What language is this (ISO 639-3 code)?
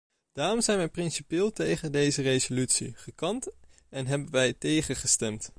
nld